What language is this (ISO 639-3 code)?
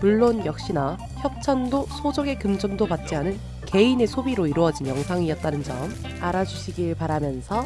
kor